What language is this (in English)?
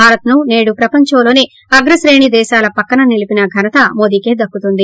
Telugu